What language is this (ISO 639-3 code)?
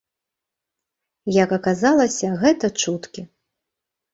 bel